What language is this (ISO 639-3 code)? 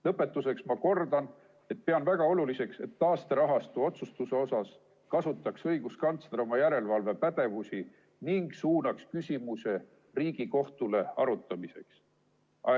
est